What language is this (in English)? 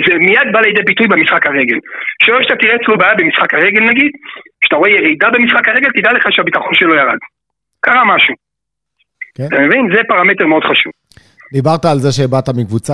Hebrew